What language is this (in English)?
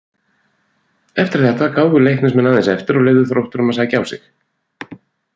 Icelandic